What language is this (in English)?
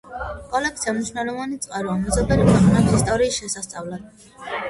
Georgian